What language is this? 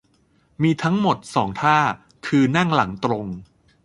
Thai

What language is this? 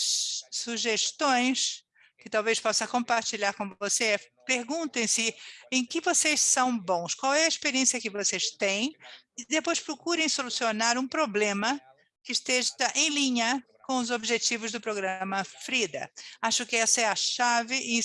Portuguese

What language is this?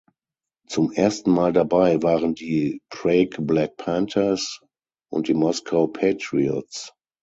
German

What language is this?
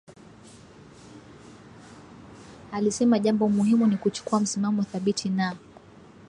Swahili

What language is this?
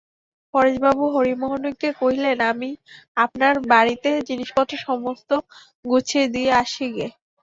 Bangla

